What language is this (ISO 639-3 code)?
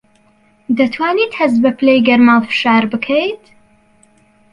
ckb